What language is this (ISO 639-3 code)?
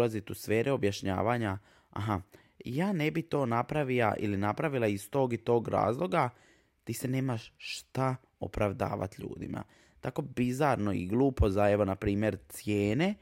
hrv